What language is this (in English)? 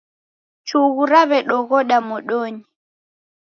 Taita